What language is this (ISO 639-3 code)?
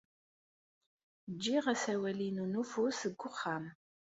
kab